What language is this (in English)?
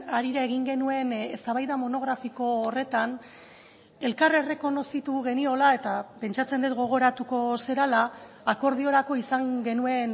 Basque